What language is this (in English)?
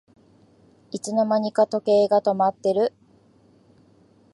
Japanese